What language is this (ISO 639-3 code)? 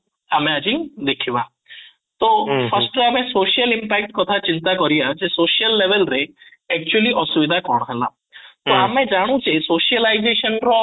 ori